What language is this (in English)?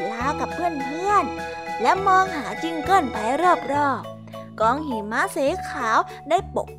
Thai